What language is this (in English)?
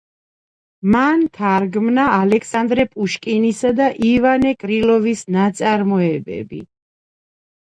Georgian